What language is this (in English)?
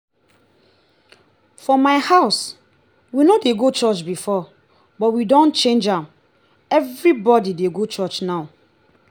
Nigerian Pidgin